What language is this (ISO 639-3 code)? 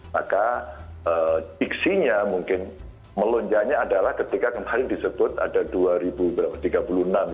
ind